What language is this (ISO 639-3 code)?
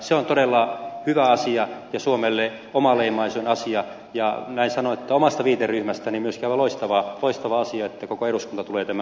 fin